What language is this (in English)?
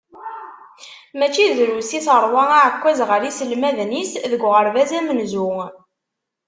Kabyle